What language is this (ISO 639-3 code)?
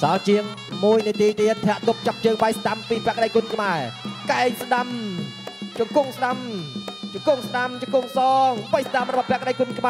tha